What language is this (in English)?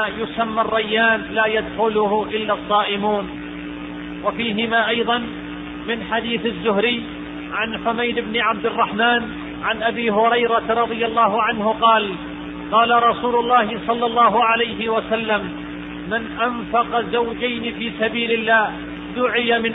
Arabic